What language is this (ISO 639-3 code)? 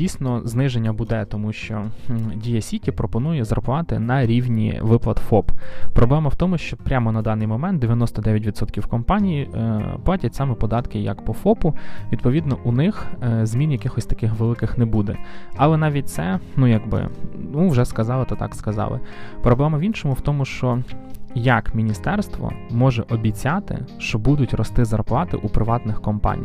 ukr